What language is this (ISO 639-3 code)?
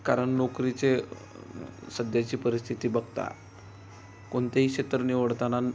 mar